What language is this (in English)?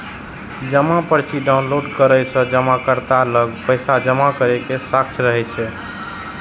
Maithili